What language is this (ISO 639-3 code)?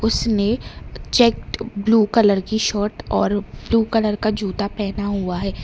hin